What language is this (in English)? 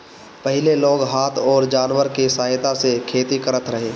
Bhojpuri